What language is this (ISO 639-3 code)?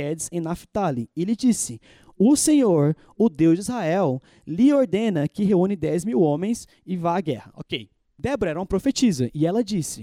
por